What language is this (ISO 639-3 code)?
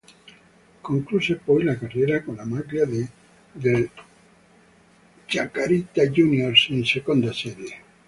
ita